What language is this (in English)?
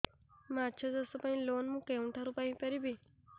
Odia